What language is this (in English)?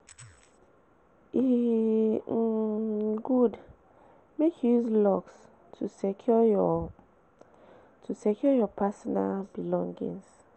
Nigerian Pidgin